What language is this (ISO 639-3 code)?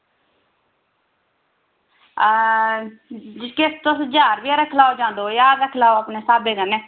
doi